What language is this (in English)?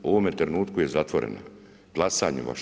Croatian